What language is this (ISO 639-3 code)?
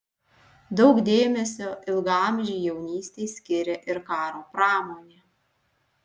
lit